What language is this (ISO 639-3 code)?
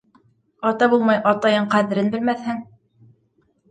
bak